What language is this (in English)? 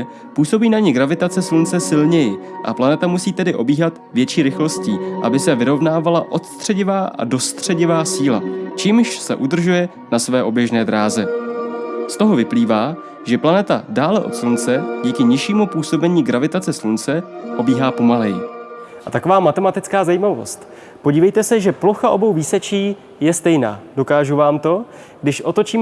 Czech